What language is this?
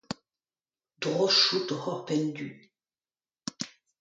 Breton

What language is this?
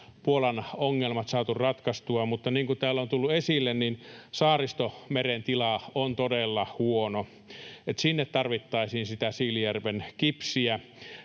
Finnish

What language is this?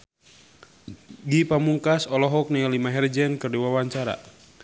Sundanese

